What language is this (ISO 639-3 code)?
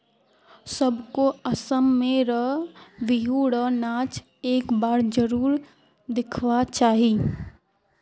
mag